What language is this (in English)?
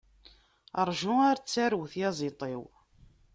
Kabyle